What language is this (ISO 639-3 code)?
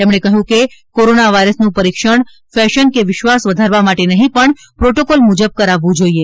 guj